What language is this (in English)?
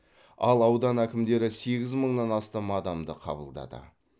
Kazakh